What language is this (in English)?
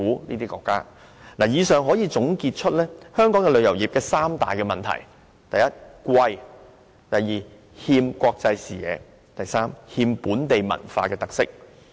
Cantonese